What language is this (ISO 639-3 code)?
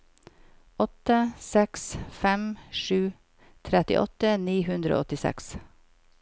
nor